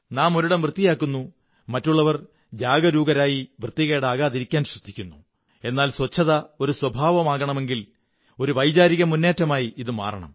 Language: Malayalam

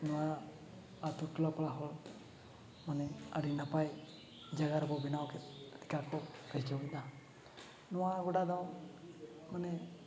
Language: Santali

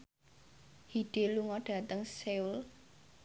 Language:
Javanese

